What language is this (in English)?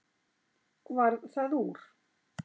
Icelandic